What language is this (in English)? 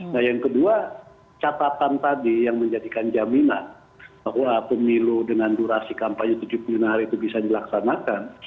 Indonesian